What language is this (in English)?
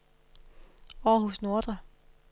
Danish